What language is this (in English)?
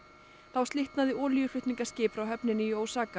Icelandic